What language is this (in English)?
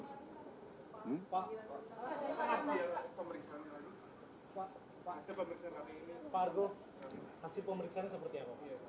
Indonesian